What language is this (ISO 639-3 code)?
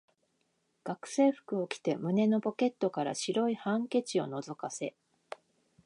jpn